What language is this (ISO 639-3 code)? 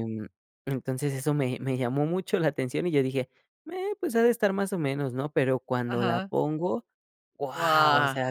spa